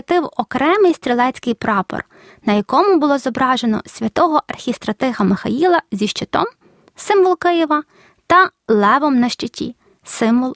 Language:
Ukrainian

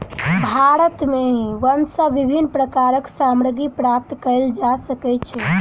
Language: Maithili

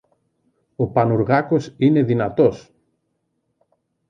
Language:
Greek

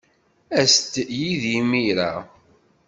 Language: Kabyle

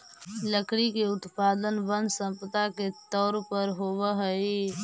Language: Magahi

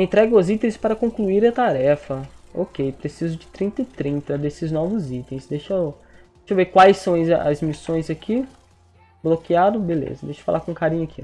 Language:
Portuguese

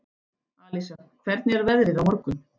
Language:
Icelandic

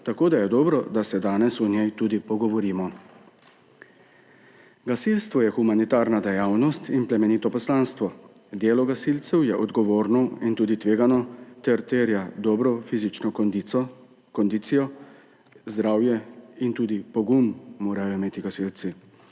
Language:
Slovenian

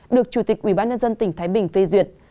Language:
Vietnamese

